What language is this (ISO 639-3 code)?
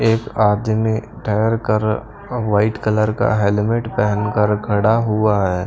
hin